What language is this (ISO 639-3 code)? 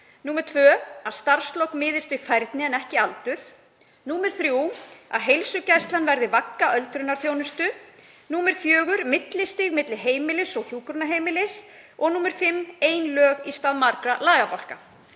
isl